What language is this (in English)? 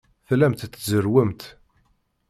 Kabyle